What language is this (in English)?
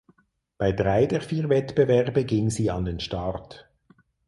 German